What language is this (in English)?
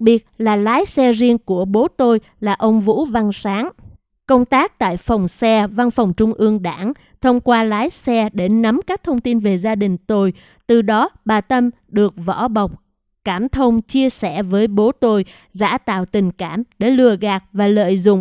Vietnamese